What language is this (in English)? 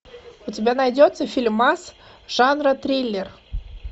Russian